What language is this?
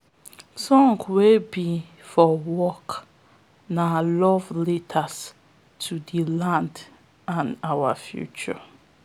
Nigerian Pidgin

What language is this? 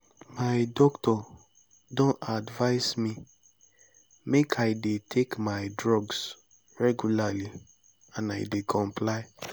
Nigerian Pidgin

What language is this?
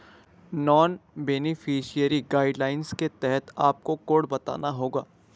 Hindi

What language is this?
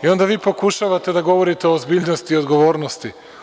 Serbian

